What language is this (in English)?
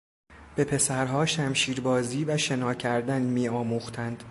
Persian